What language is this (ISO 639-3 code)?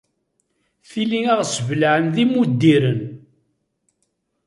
kab